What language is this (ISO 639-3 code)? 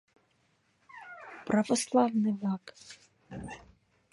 chm